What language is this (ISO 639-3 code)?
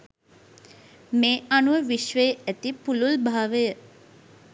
sin